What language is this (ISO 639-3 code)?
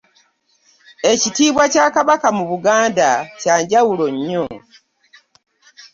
lug